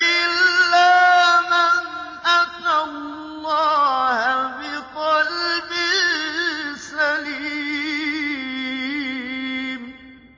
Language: Arabic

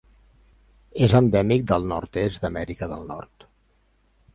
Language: Catalan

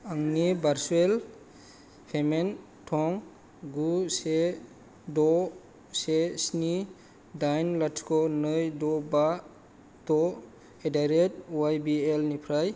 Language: Bodo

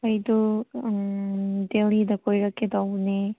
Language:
Manipuri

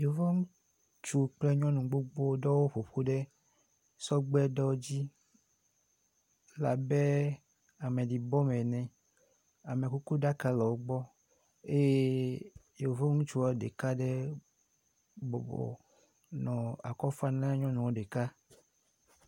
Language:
Ewe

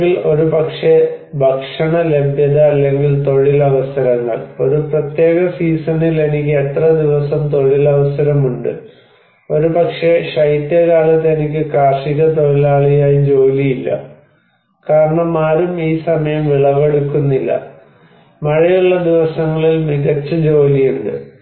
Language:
Malayalam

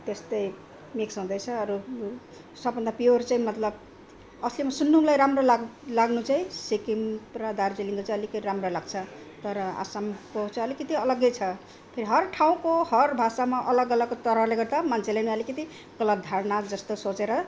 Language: Nepali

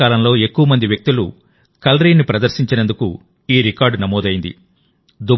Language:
Telugu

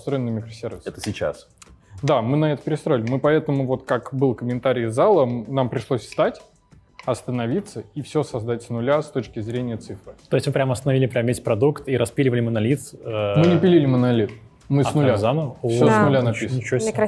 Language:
Russian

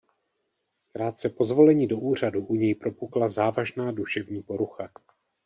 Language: Czech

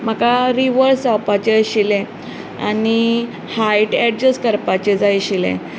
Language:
Konkani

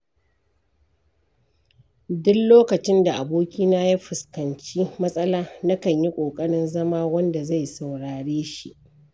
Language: Hausa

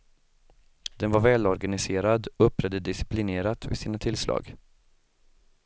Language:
Swedish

